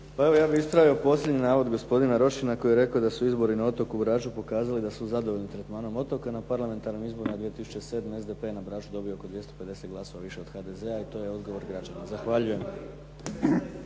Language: Croatian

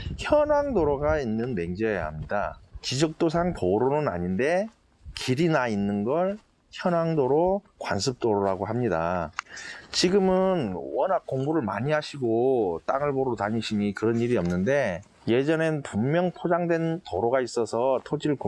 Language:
Korean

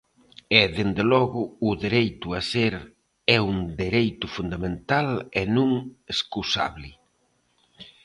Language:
Galician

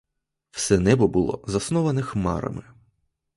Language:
Ukrainian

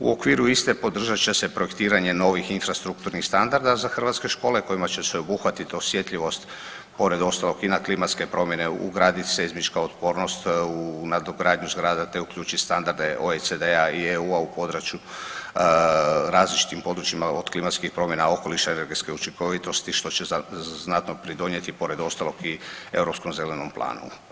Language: Croatian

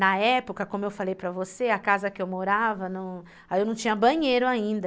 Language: Portuguese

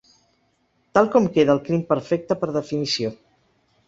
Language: Catalan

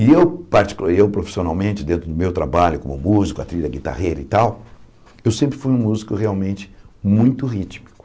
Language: Portuguese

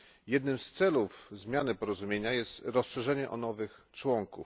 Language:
Polish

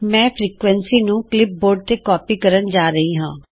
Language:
Punjabi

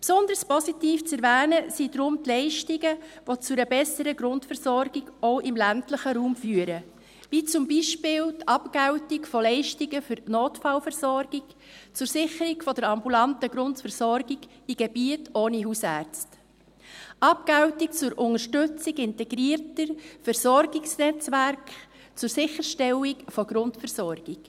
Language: Swiss German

